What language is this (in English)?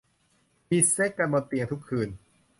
Thai